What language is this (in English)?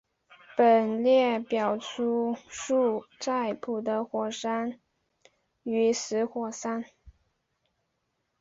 Chinese